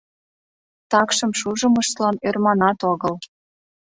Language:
Mari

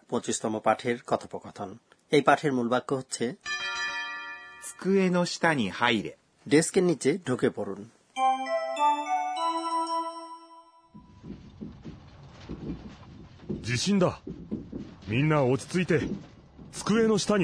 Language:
Bangla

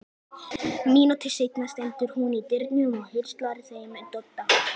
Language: Icelandic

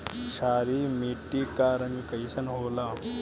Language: Bhojpuri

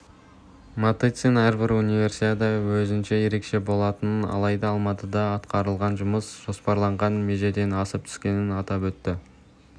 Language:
Kazakh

